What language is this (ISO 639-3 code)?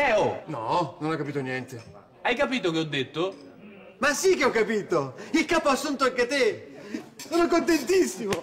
ita